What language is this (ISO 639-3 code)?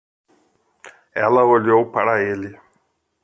por